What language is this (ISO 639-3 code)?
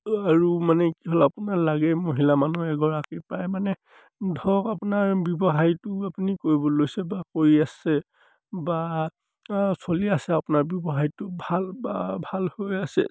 asm